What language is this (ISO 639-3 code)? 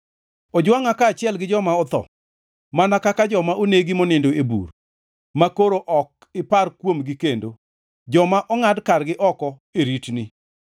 luo